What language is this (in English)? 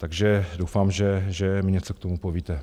Czech